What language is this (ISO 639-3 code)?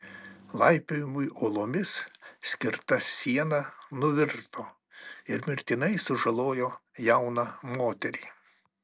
lit